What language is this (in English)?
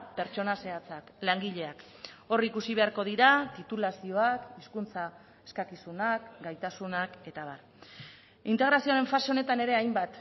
Basque